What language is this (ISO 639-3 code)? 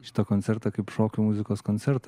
lit